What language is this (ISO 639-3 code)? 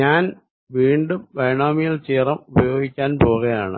mal